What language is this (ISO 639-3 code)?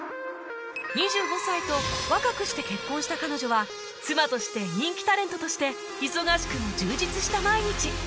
jpn